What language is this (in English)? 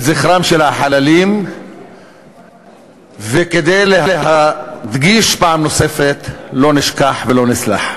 Hebrew